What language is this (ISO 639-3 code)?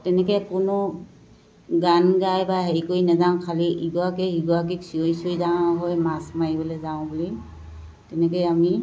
asm